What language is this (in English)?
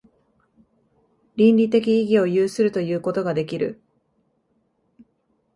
Japanese